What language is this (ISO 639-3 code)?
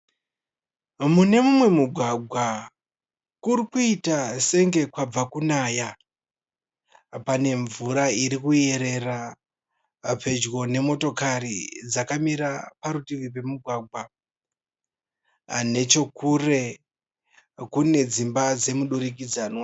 sna